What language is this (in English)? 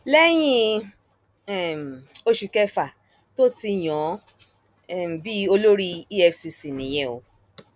Yoruba